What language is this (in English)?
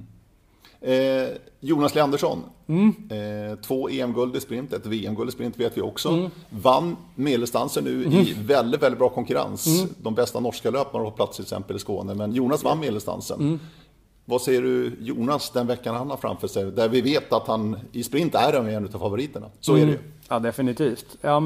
Swedish